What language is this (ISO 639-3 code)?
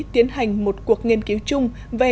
vie